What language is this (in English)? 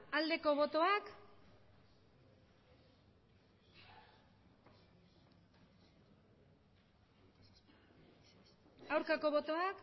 Basque